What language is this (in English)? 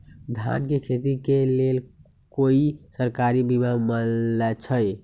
Magahi